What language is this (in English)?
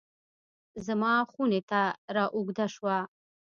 Pashto